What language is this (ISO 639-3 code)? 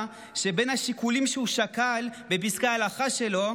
heb